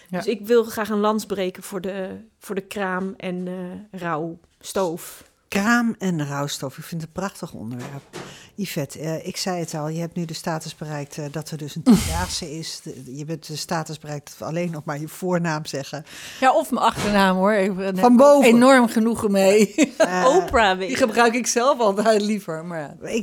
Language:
Dutch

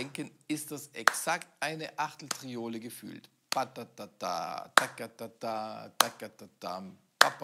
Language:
German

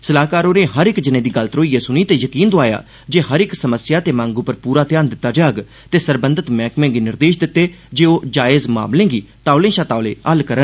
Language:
Dogri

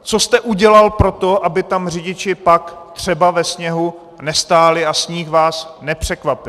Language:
Czech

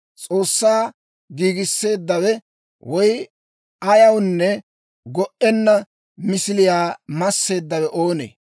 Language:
Dawro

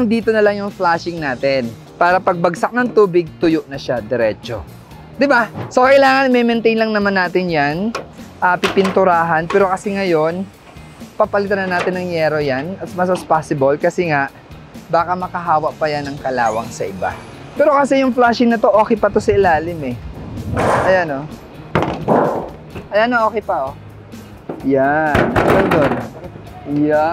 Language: Filipino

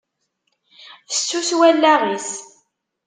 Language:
Kabyle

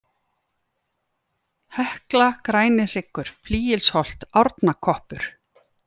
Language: Icelandic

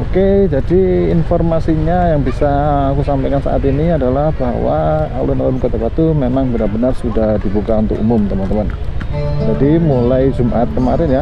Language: Indonesian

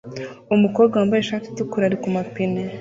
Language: Kinyarwanda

